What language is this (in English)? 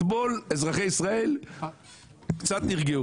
Hebrew